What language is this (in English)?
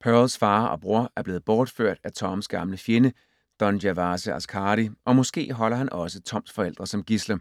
Danish